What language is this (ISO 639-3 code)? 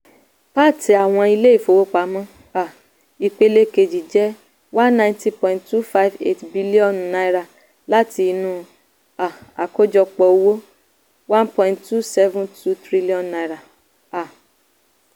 yor